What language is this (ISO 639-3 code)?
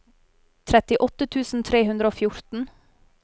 nor